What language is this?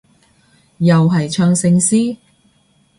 Cantonese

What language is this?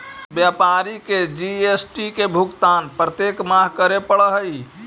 Magahi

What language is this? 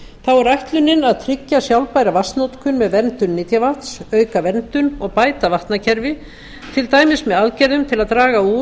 Icelandic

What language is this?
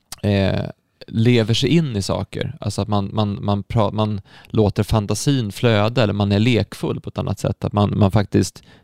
Swedish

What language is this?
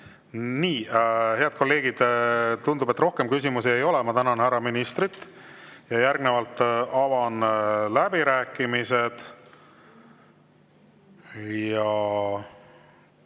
Estonian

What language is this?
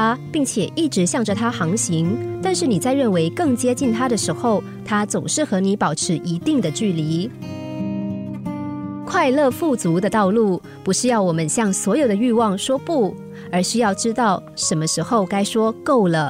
Chinese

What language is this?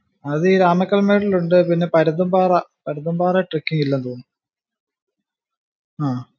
Malayalam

